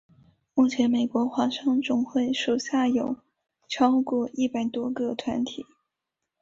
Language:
Chinese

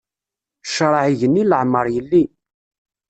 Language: Kabyle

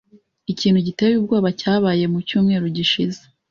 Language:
Kinyarwanda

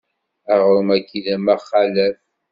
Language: Kabyle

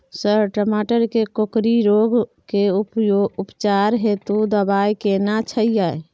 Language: Maithili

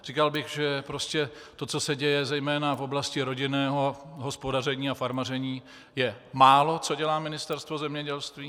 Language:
Czech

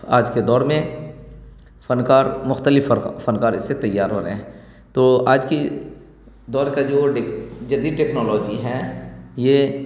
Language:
Urdu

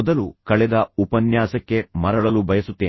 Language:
Kannada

